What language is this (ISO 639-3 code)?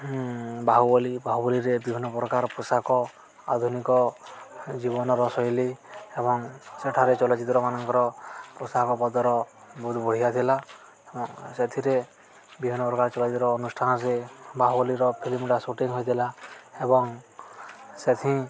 ori